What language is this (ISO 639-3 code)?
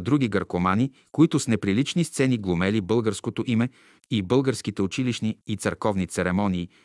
bul